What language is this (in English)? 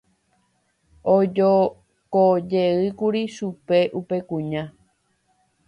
Guarani